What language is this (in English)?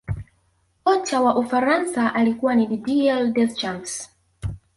Swahili